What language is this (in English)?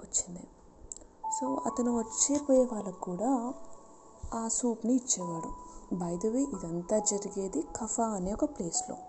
Telugu